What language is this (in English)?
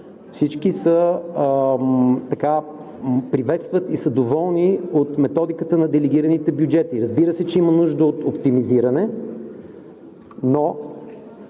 Bulgarian